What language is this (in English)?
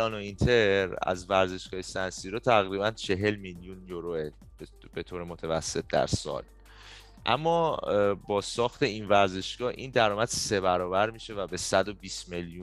Persian